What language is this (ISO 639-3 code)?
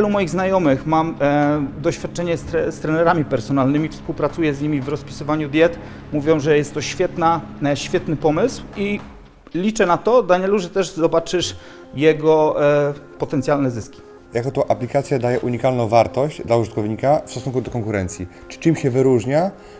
pol